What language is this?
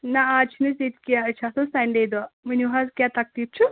Kashmiri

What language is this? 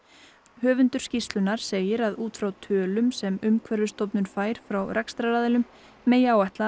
Icelandic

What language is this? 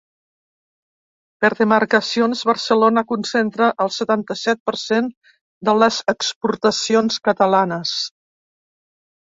Catalan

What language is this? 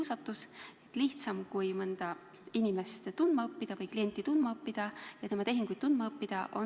Estonian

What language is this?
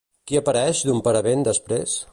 Catalan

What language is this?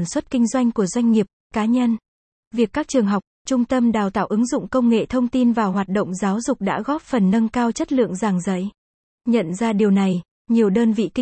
Vietnamese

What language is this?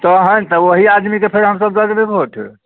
Maithili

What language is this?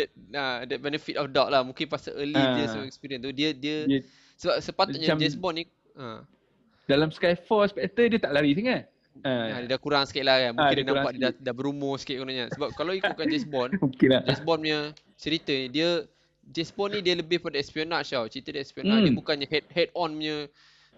Malay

